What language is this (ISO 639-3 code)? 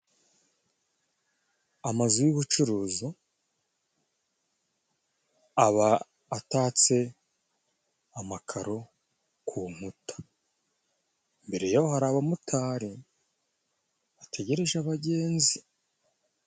kin